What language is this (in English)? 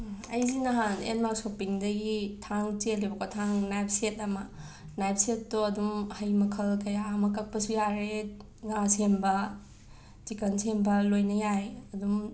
Manipuri